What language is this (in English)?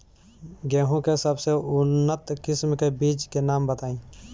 Bhojpuri